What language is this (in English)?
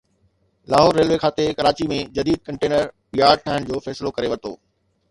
Sindhi